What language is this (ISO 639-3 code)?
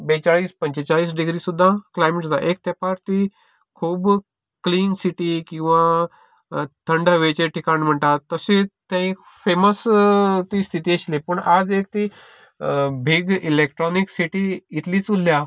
kok